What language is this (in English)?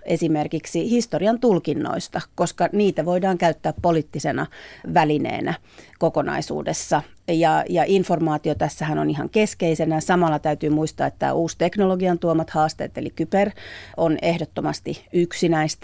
Finnish